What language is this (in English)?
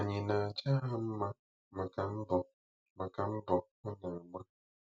Igbo